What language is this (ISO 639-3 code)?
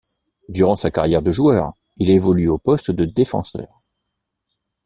fra